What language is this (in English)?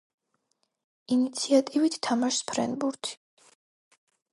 Georgian